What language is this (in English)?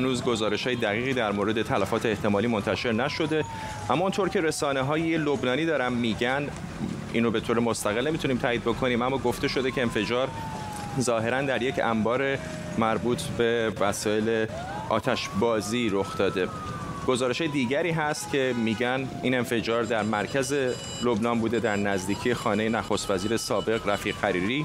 Persian